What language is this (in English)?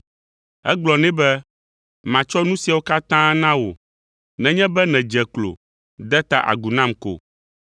Ewe